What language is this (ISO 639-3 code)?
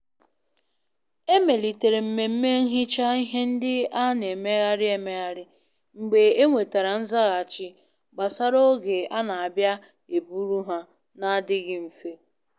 ibo